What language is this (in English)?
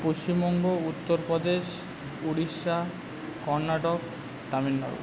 Bangla